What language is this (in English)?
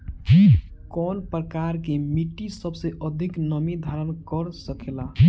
Bhojpuri